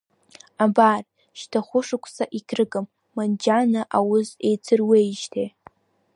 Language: Abkhazian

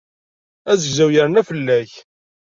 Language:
Kabyle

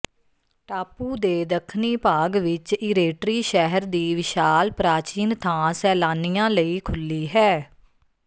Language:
Punjabi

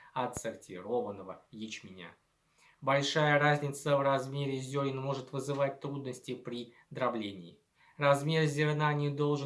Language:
Russian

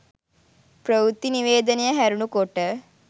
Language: Sinhala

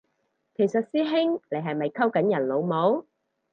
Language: Cantonese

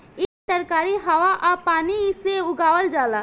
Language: Bhojpuri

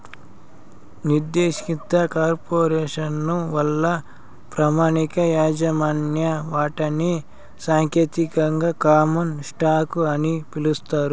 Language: Telugu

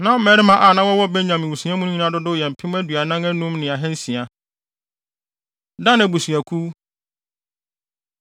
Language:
Akan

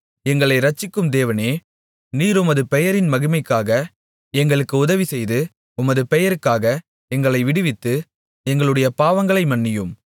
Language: Tamil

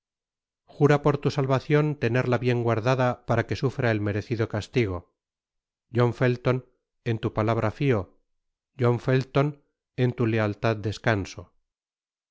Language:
Spanish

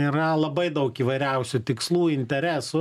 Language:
Lithuanian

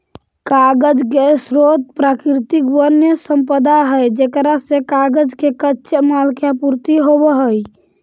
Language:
Magahi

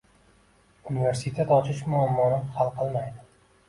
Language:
Uzbek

